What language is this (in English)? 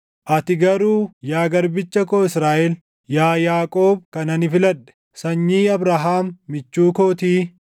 Oromo